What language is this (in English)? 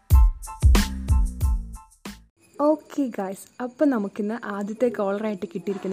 Malayalam